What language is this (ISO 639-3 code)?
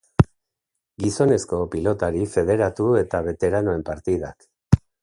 eus